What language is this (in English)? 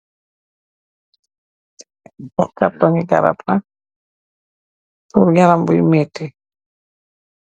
Wolof